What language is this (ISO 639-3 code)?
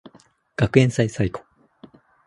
jpn